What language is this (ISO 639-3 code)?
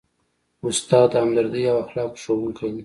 pus